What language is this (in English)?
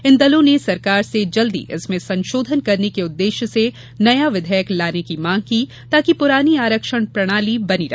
Hindi